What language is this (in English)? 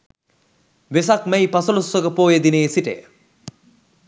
Sinhala